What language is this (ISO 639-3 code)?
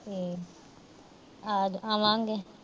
pan